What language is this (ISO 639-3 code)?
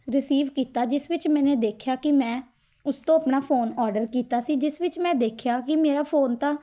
pan